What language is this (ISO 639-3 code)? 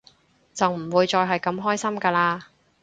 yue